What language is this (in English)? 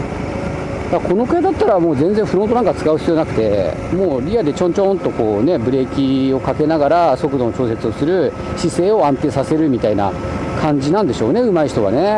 Japanese